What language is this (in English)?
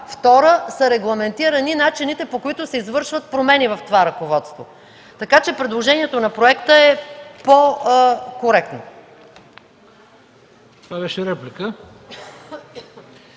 Bulgarian